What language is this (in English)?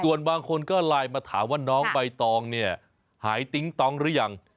Thai